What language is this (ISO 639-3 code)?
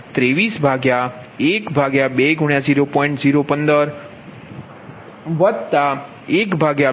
guj